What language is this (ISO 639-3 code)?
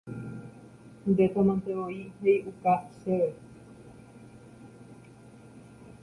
grn